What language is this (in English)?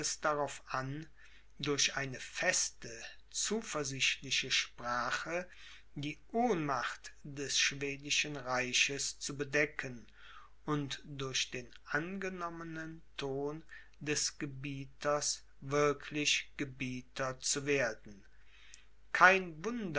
German